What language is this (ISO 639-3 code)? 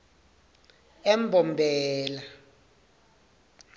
ssw